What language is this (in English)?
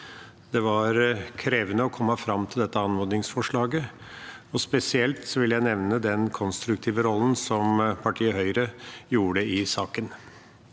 Norwegian